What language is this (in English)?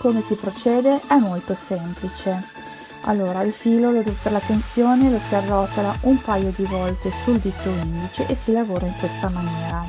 Italian